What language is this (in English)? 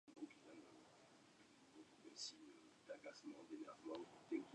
Spanish